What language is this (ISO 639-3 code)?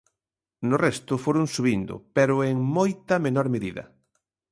glg